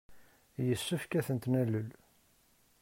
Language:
Kabyle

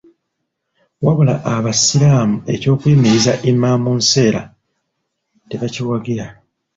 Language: Ganda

